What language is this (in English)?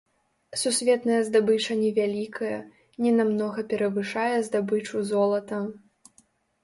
Belarusian